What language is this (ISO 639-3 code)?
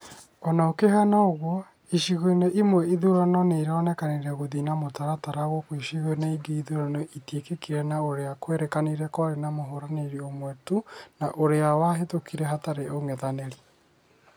kik